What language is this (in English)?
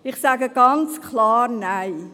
Swiss German